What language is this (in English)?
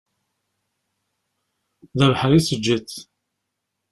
Kabyle